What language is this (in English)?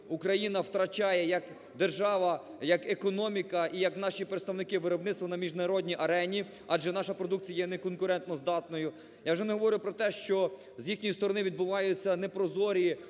Ukrainian